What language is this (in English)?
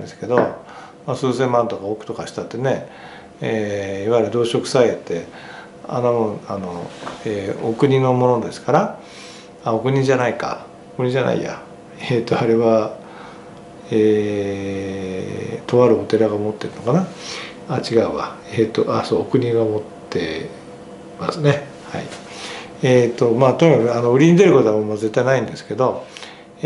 Japanese